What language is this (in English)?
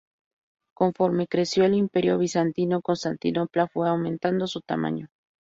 Spanish